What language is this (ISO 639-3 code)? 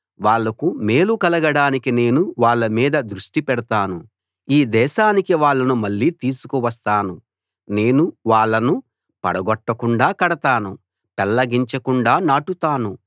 tel